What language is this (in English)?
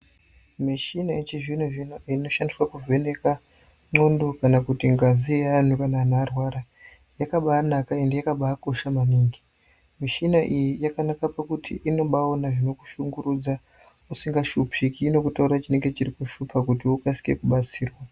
Ndau